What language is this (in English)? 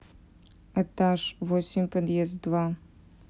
Russian